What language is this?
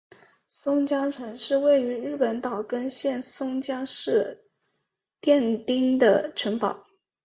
Chinese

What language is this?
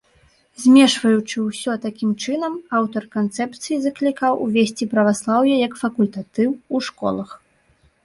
Belarusian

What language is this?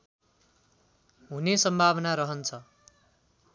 Nepali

